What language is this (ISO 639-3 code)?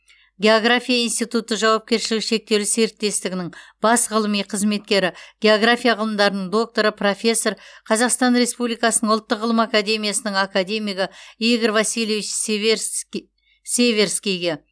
kaz